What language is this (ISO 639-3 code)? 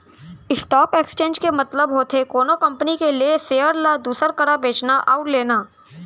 hne